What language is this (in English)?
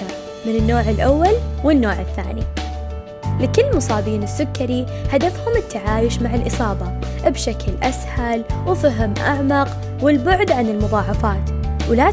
Arabic